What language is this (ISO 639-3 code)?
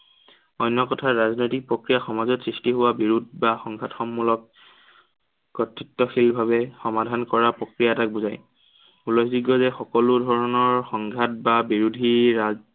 asm